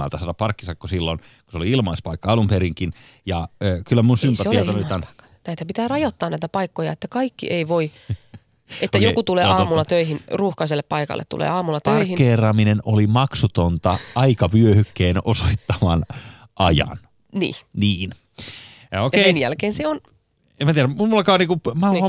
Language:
Finnish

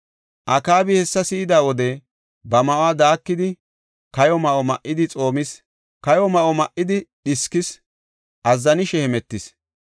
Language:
Gofa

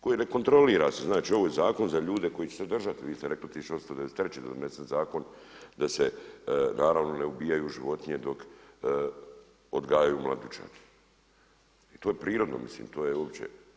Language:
Croatian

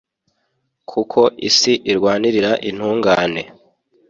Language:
Kinyarwanda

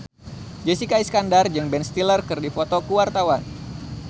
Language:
Sundanese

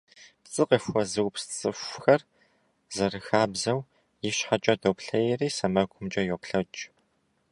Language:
Kabardian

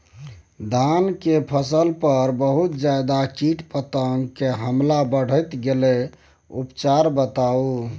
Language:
Maithili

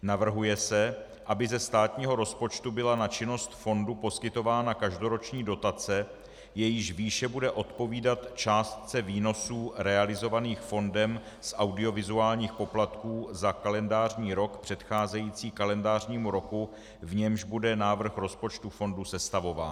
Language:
Czech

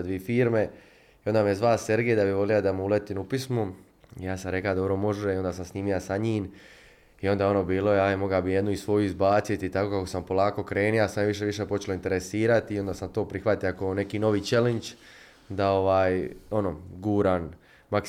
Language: Croatian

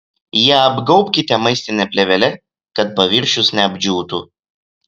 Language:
Lithuanian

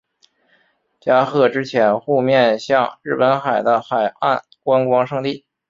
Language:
Chinese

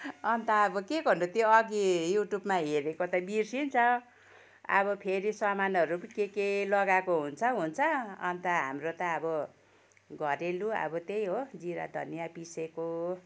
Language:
Nepali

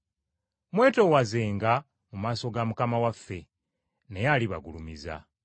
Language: Ganda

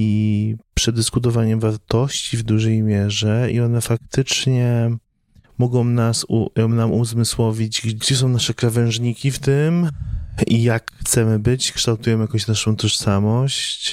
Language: Polish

